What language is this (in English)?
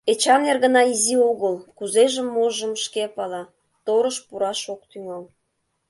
Mari